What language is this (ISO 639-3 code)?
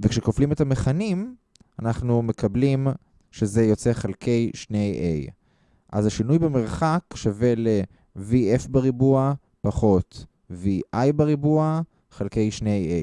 heb